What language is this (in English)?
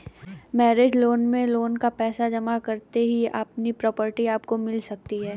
Hindi